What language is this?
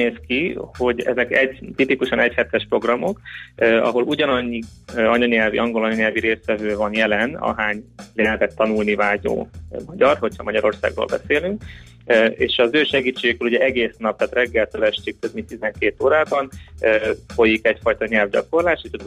Hungarian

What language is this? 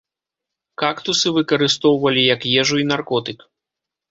Belarusian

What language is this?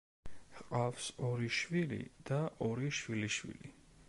Georgian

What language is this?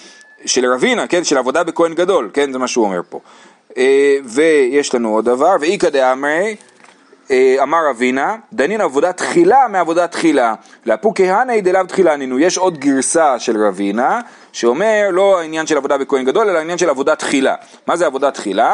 Hebrew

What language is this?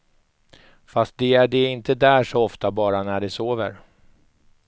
Swedish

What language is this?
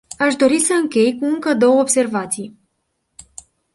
Romanian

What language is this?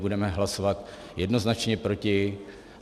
Czech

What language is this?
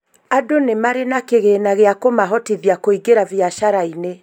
Kikuyu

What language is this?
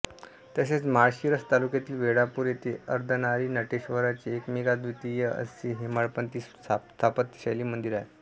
Marathi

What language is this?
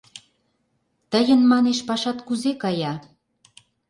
Mari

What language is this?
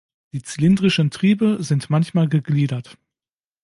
German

